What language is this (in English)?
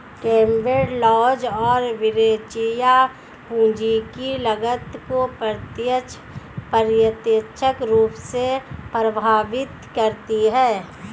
Hindi